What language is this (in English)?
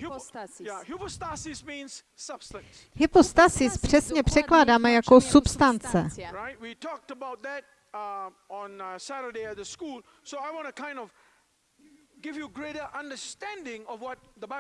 Czech